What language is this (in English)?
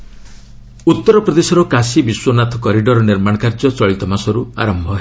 Odia